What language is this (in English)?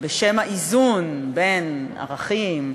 Hebrew